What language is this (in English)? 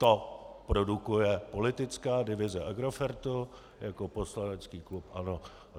Czech